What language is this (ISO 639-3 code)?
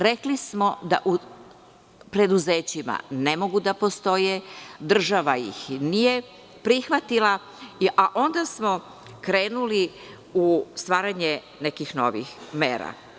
srp